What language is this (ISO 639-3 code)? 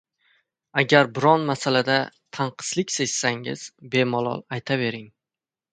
uzb